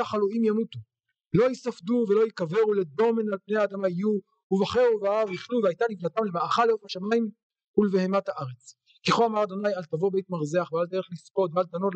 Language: Hebrew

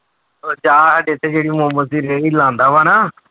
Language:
Punjabi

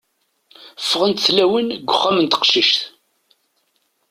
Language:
Kabyle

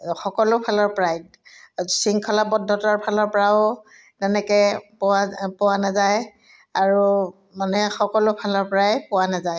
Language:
Assamese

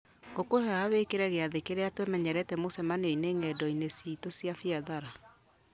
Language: Kikuyu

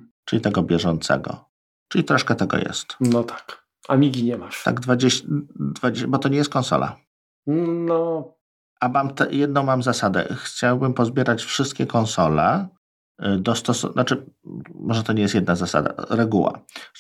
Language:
Polish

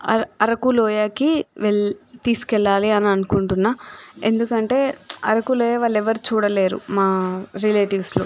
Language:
Telugu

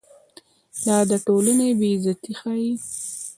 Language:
Pashto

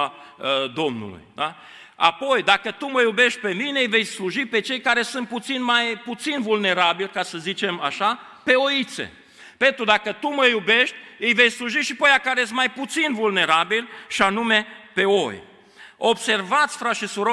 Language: Romanian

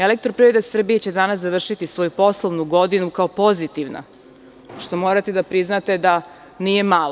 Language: Serbian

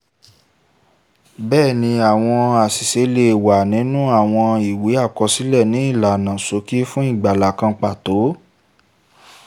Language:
Yoruba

